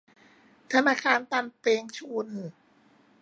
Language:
Thai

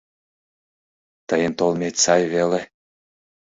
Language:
Mari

